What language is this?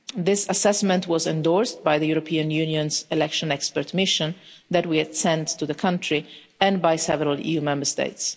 English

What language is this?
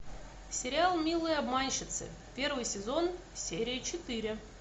Russian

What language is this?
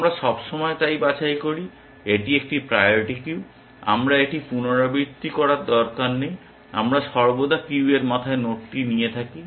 Bangla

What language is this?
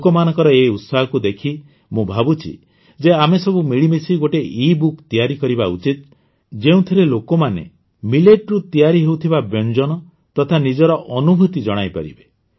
Odia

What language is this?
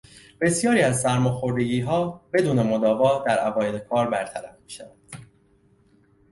Persian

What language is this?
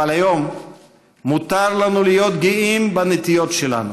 Hebrew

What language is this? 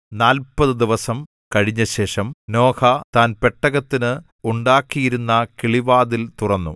Malayalam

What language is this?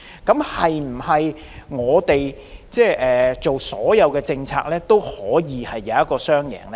Cantonese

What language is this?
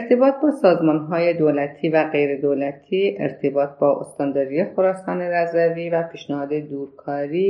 Persian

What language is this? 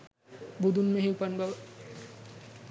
Sinhala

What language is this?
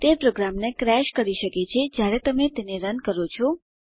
Gujarati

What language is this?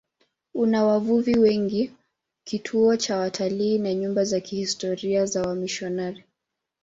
Swahili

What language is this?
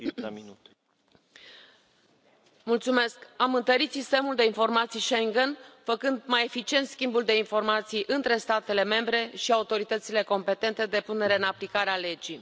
Romanian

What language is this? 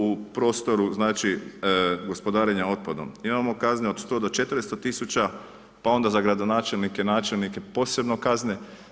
Croatian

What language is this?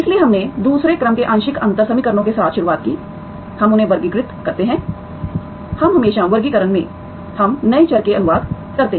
Hindi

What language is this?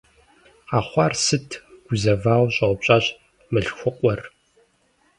Kabardian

